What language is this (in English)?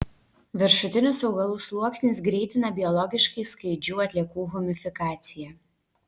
Lithuanian